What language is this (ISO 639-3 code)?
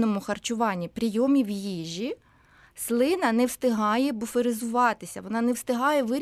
ukr